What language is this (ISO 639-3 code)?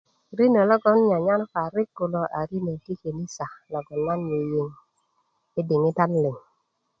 ukv